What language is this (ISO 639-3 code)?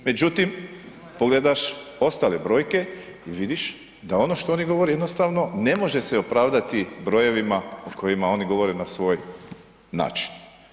hrv